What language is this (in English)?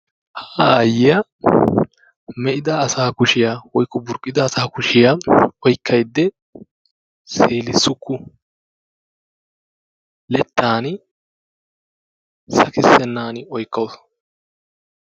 Wolaytta